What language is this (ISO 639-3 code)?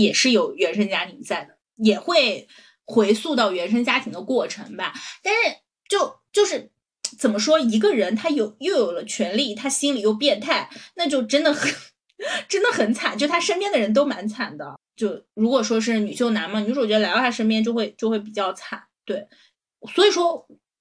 zho